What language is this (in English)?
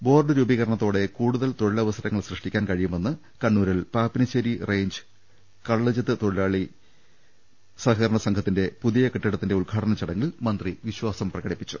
Malayalam